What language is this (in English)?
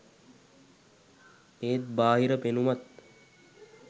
Sinhala